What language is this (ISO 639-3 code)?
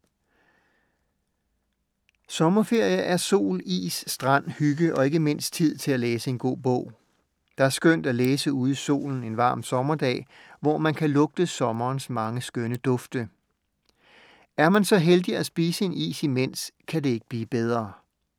dan